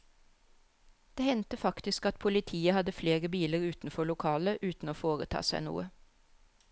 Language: Norwegian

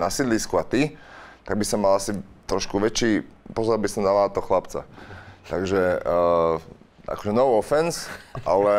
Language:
Slovak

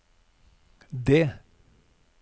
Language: Norwegian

